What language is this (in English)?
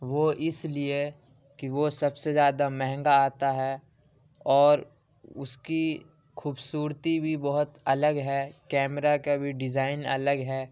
Urdu